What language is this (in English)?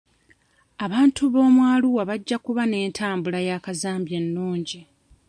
Ganda